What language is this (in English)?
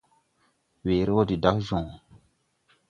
Tupuri